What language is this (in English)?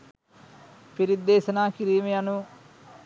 Sinhala